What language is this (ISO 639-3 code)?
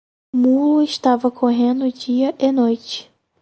por